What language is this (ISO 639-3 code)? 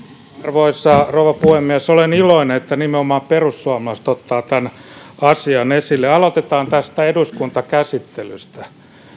fin